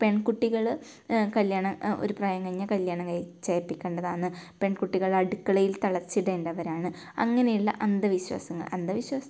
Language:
Malayalam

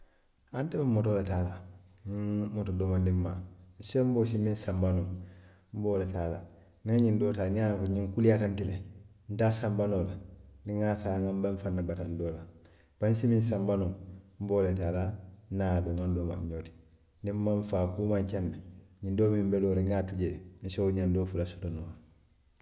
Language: Western Maninkakan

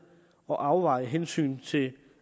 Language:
Danish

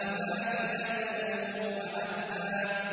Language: Arabic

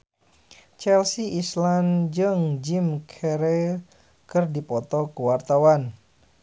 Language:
Sundanese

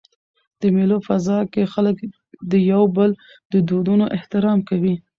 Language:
Pashto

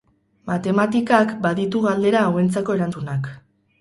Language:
Basque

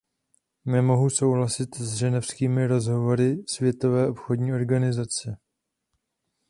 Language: Czech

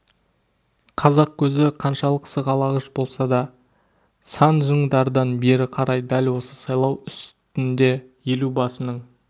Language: Kazakh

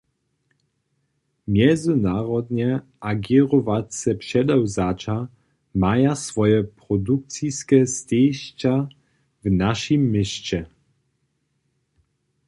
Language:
Upper Sorbian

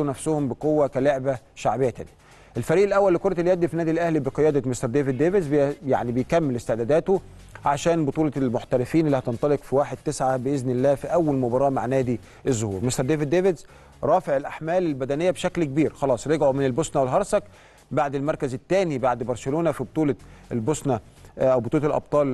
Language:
Arabic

